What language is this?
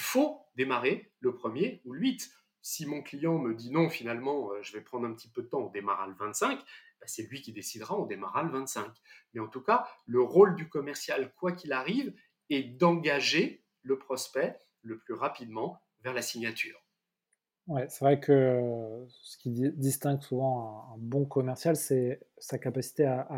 French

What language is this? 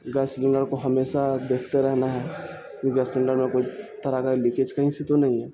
Urdu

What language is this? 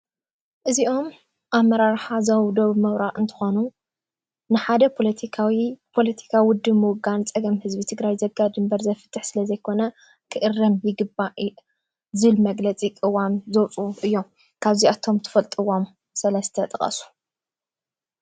Tigrinya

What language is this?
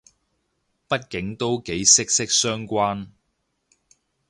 Cantonese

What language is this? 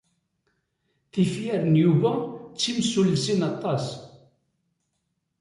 Kabyle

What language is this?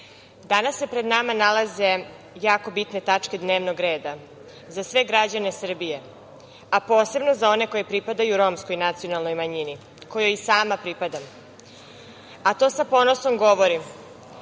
Serbian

